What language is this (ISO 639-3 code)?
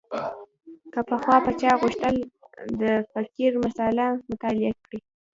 pus